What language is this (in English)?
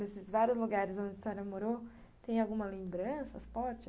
Portuguese